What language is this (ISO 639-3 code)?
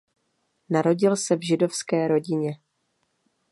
ces